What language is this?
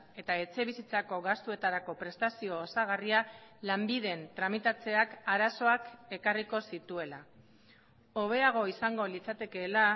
Basque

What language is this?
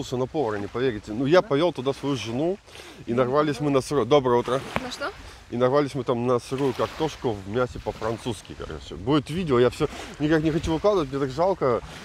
Russian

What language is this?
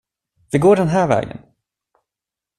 Swedish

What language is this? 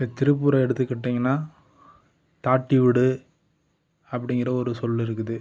Tamil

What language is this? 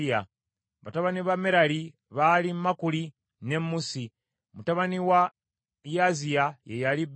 Ganda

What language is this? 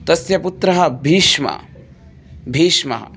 Sanskrit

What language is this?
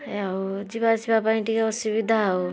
Odia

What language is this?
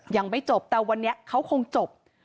Thai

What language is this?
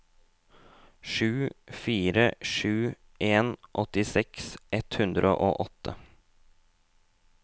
Norwegian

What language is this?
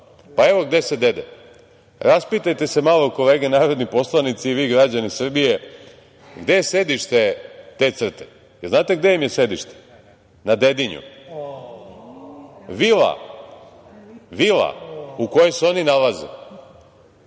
Serbian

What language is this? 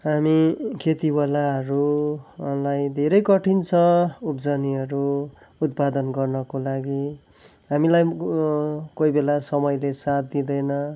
Nepali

